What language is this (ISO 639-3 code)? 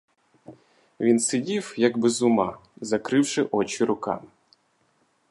ukr